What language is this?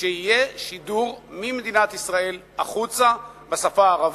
Hebrew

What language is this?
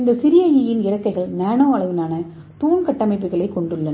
Tamil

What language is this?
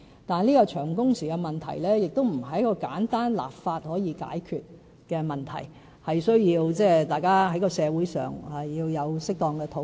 Cantonese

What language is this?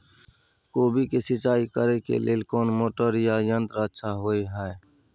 Maithili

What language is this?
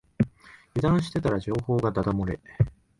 Japanese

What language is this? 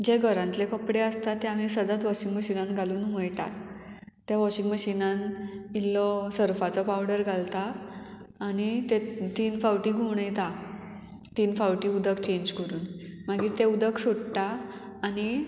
Konkani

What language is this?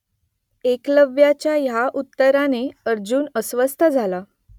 Marathi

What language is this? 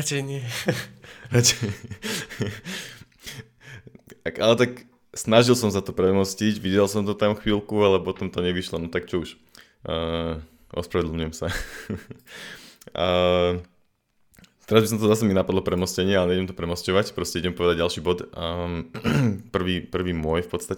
Slovak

